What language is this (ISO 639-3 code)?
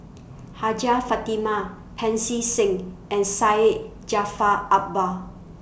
eng